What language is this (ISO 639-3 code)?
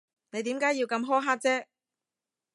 yue